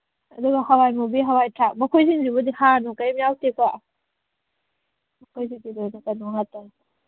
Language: Manipuri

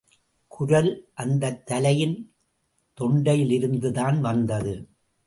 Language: Tamil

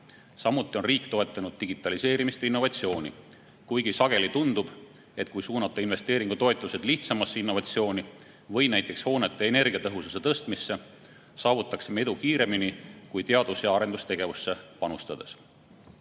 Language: Estonian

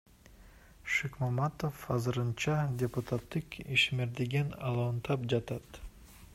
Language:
Kyrgyz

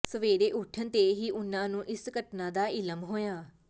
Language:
Punjabi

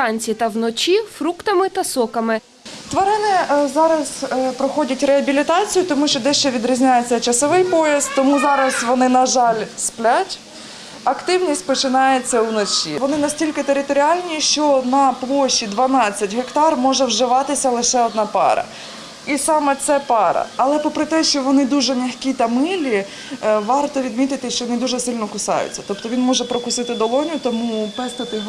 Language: Ukrainian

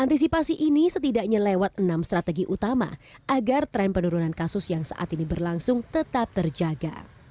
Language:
Indonesian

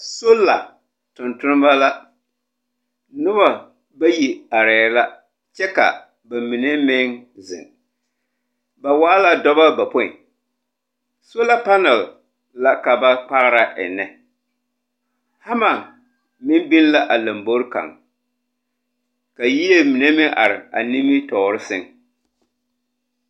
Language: Southern Dagaare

